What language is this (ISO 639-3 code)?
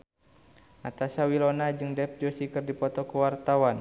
sun